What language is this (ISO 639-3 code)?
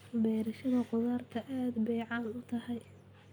som